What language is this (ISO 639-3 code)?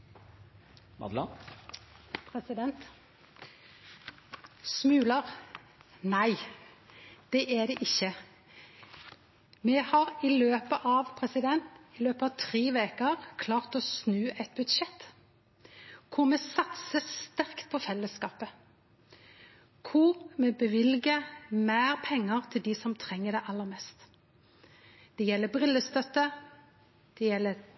nno